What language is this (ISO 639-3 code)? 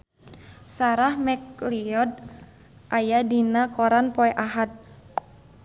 sun